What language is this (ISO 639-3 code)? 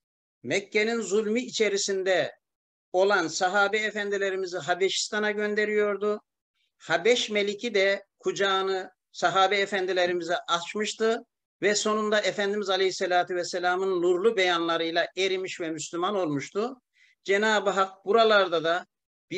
tur